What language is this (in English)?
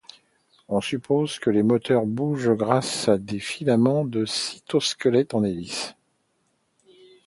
French